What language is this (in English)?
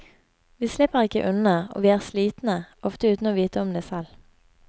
Norwegian